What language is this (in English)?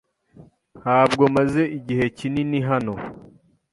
Kinyarwanda